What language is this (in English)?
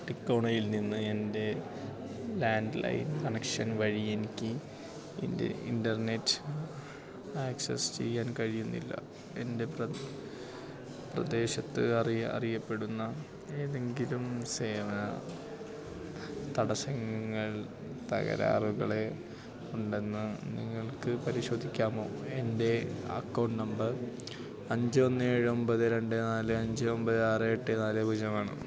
Malayalam